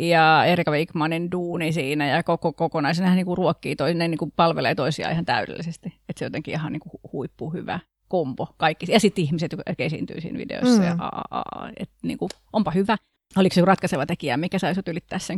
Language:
Finnish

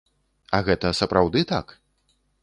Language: Belarusian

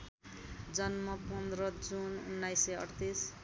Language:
Nepali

